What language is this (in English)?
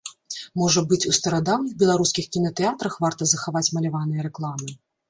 Belarusian